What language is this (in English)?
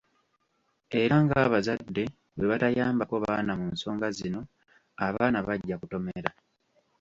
Ganda